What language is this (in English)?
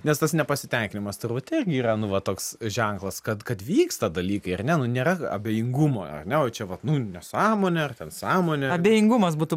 Lithuanian